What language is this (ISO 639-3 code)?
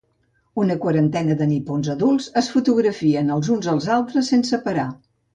cat